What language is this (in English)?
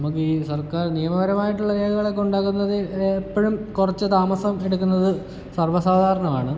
Malayalam